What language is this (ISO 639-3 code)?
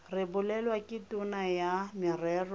tsn